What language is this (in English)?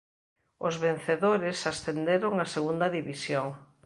Galician